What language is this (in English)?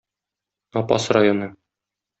Tatar